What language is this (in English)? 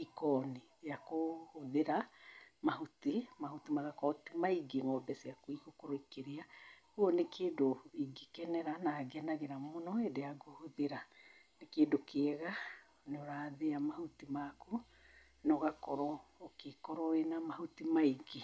Kikuyu